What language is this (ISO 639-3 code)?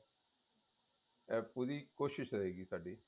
pan